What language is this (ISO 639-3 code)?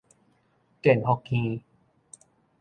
nan